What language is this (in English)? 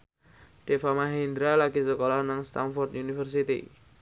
Javanese